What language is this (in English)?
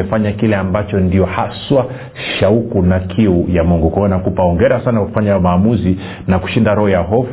Swahili